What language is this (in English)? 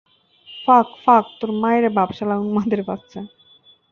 Bangla